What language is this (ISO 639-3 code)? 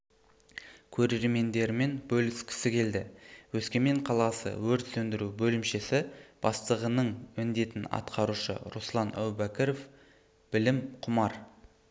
kaz